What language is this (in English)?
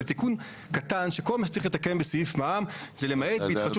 Hebrew